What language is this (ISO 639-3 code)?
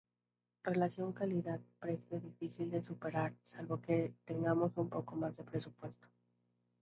spa